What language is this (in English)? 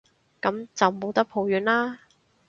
Cantonese